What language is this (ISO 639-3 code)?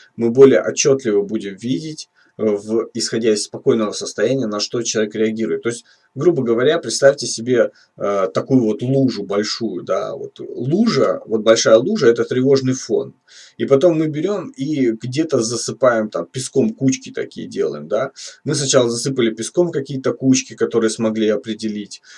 rus